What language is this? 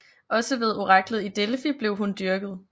Danish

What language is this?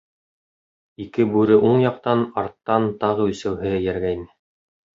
Bashkir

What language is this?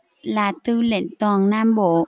Vietnamese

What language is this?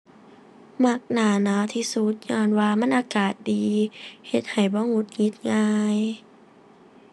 Thai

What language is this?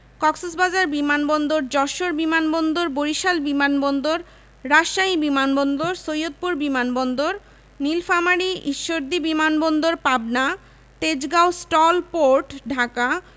Bangla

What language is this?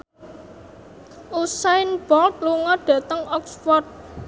Javanese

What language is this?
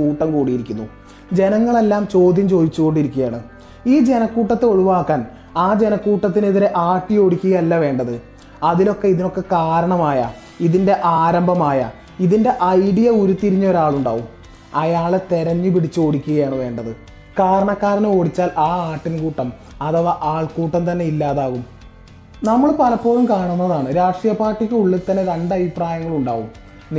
Malayalam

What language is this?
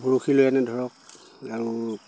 Assamese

